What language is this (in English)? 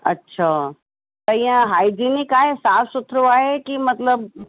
Sindhi